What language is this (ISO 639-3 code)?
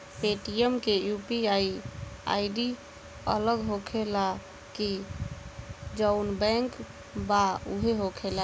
bho